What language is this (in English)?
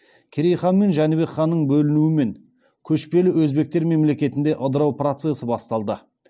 Kazakh